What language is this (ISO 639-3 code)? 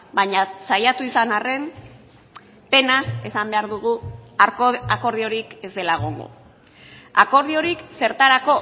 eus